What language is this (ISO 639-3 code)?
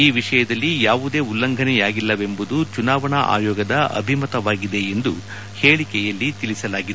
kan